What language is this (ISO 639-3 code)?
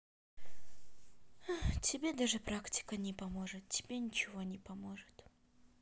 rus